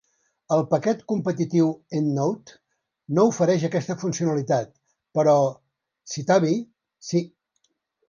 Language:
Catalan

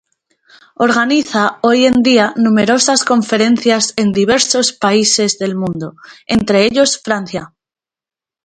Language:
Spanish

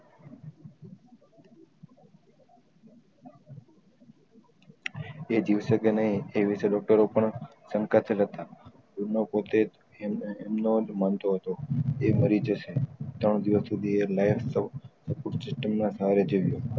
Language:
Gujarati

